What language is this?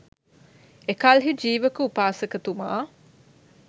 Sinhala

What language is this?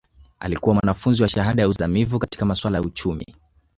Swahili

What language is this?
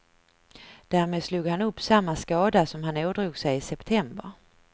Swedish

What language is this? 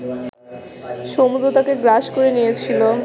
Bangla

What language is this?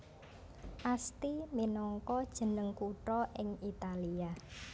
Javanese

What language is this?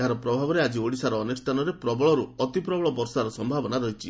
Odia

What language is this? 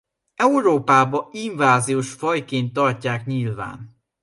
Hungarian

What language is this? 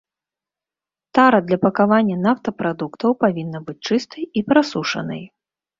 Belarusian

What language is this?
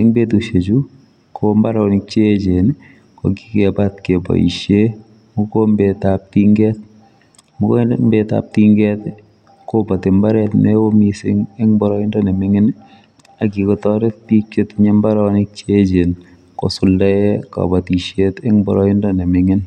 Kalenjin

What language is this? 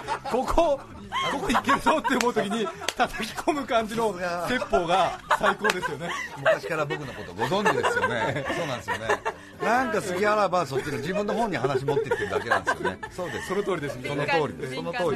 Japanese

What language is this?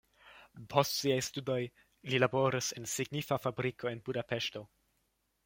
Esperanto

